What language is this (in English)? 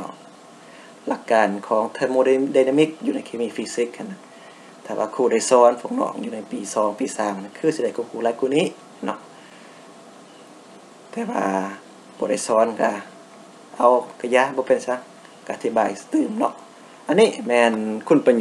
Thai